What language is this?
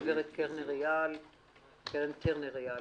Hebrew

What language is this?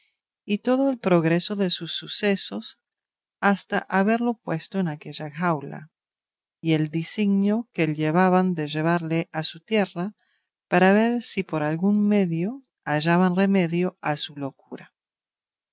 Spanish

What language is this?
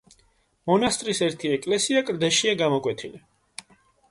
Georgian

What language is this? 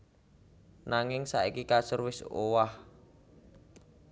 Javanese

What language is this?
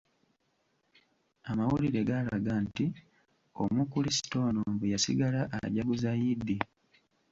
Ganda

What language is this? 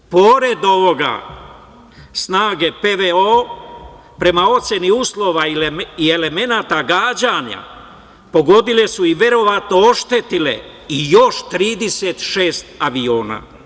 Serbian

